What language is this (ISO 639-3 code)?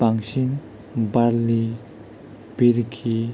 brx